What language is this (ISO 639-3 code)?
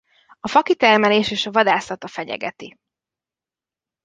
hun